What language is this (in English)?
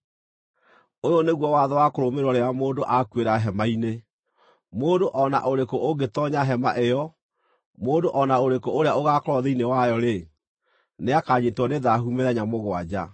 Kikuyu